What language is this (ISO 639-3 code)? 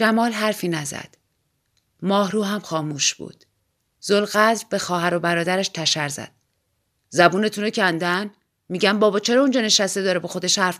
fas